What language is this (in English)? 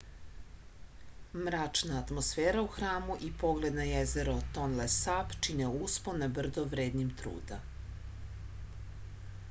Serbian